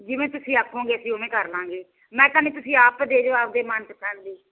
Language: Punjabi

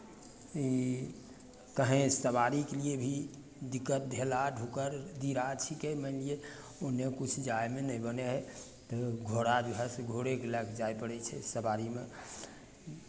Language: Maithili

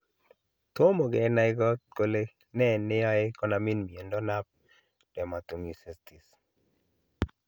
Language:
Kalenjin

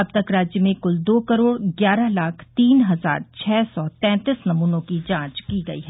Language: Hindi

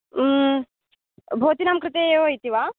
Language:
Sanskrit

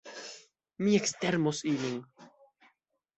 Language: Esperanto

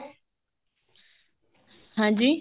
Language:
Punjabi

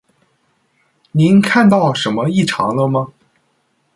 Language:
Chinese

